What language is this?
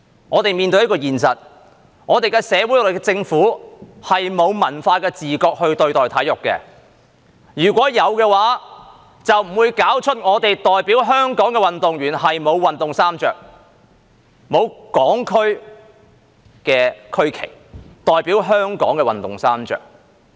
Cantonese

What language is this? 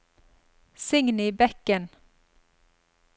Norwegian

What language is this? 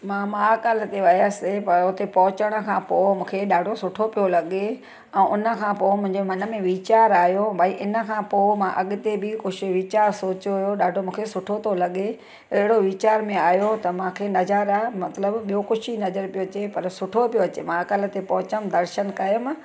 Sindhi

